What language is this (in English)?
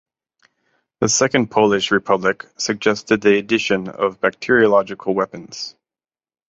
English